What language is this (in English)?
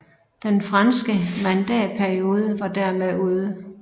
Danish